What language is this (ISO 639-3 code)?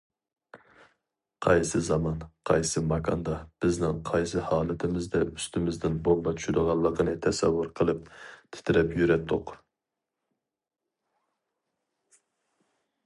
uig